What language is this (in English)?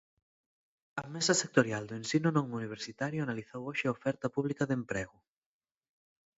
Galician